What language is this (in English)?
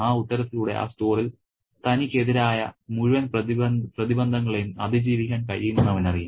Malayalam